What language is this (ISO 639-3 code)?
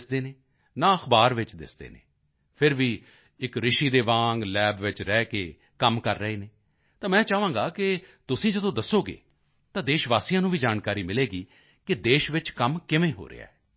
pan